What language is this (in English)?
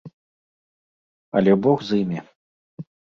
Belarusian